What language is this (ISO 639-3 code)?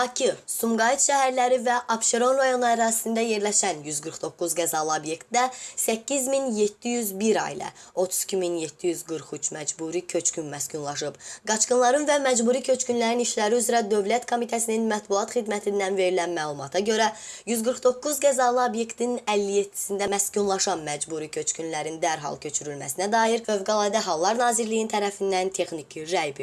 aze